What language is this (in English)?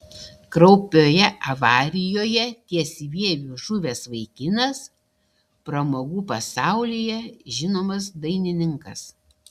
Lithuanian